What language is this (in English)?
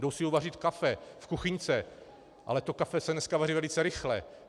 Czech